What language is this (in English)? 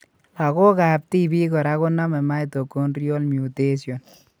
Kalenjin